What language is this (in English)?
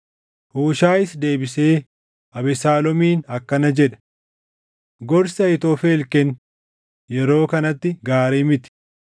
Oromo